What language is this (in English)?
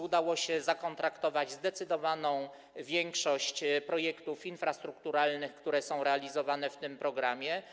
Polish